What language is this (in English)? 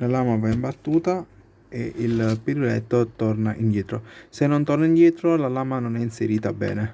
Italian